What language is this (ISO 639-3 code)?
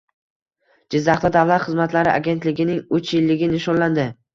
uzb